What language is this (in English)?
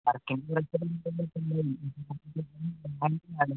Malayalam